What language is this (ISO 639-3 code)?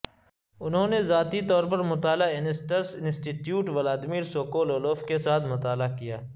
urd